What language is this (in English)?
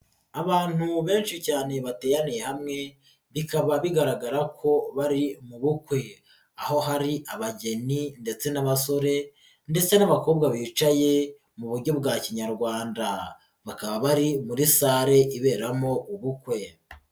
Kinyarwanda